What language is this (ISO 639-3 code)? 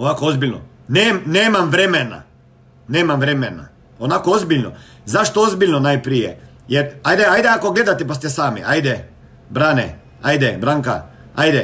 hrv